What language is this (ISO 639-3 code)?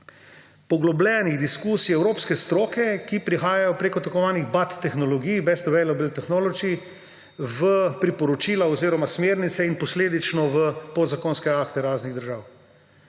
slv